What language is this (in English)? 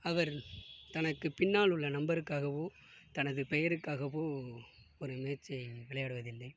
Tamil